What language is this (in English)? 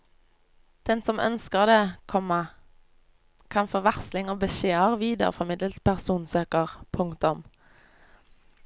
Norwegian